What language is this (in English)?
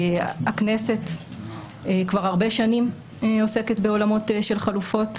Hebrew